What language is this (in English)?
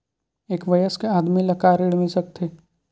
Chhattisgarhi